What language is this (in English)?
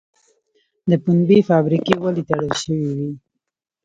Pashto